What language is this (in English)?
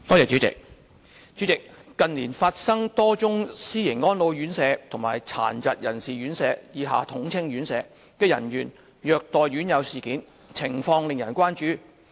Cantonese